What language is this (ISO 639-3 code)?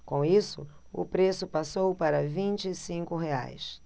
por